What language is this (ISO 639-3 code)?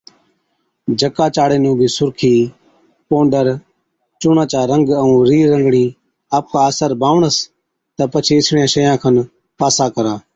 odk